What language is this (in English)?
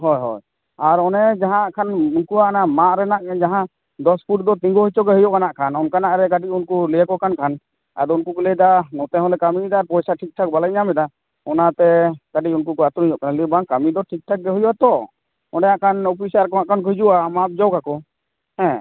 Santali